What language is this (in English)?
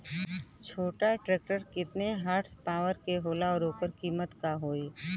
Bhojpuri